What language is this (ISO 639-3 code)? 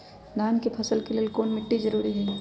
mag